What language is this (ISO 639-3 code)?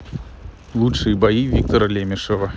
rus